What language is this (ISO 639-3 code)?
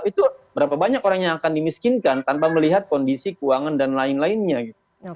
ind